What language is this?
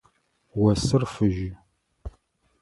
Adyghe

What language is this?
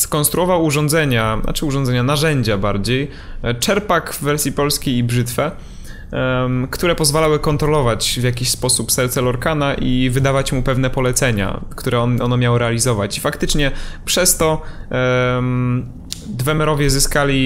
Polish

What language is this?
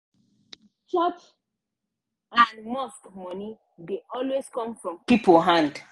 Nigerian Pidgin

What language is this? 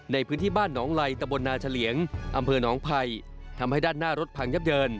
Thai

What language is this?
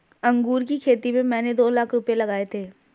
Hindi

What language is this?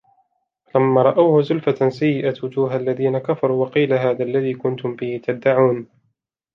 Arabic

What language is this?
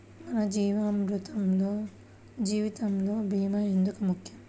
Telugu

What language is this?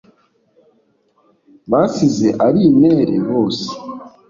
Kinyarwanda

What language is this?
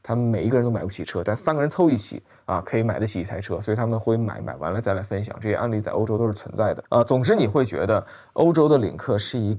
Chinese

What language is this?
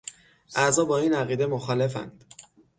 Persian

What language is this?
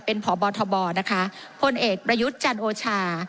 Thai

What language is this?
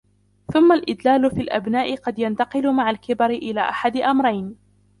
Arabic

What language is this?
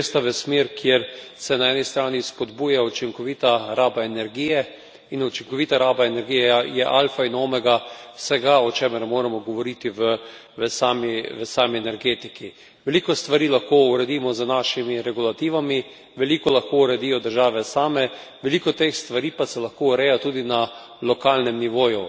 Slovenian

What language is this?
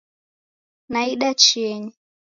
Taita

